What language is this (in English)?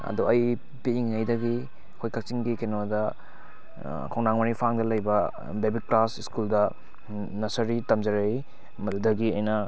Manipuri